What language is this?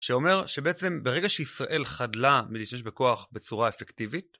Hebrew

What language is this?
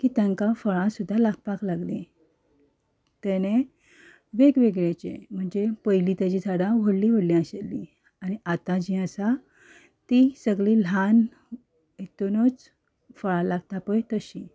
Konkani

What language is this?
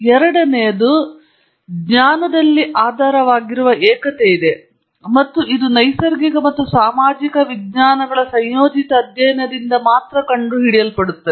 Kannada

